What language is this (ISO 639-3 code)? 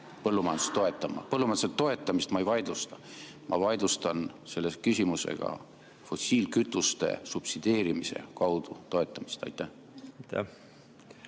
est